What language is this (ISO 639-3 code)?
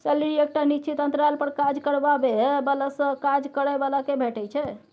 mai